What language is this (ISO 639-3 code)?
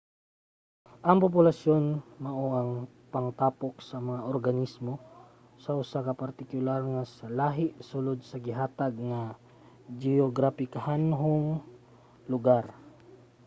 ceb